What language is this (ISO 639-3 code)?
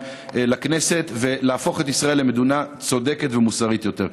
heb